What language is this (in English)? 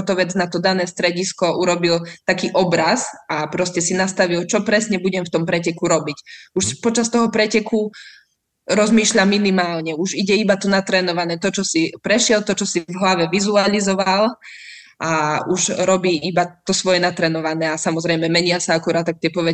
Slovak